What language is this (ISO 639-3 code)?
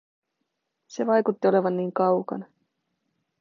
fin